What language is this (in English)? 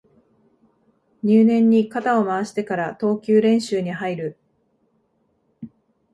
Japanese